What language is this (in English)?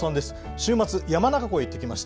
Japanese